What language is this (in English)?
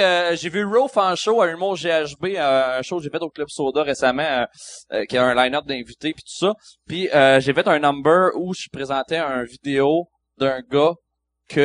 French